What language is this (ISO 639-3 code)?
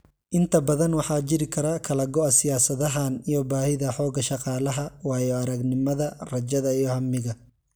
som